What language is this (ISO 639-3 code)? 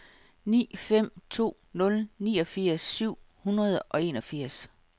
dan